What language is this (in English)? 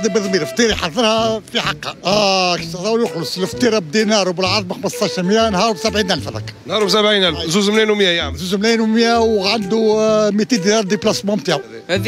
Arabic